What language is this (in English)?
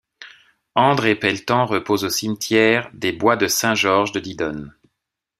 French